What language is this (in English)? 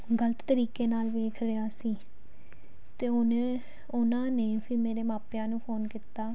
Punjabi